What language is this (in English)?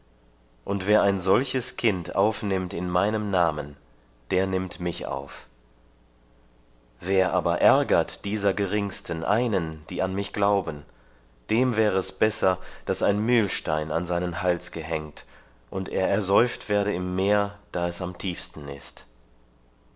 German